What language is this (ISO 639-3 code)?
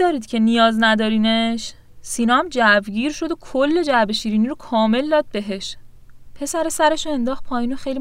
fas